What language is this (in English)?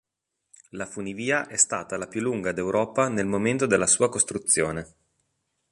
Italian